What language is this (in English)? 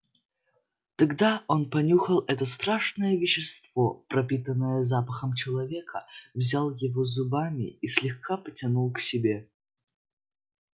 Russian